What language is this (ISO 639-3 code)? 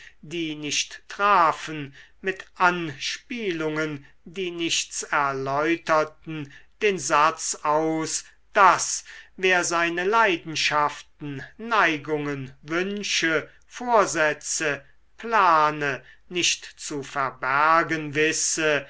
deu